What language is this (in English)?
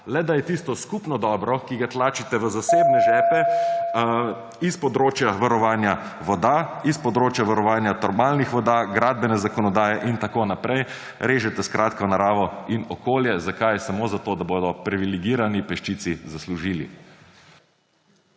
Slovenian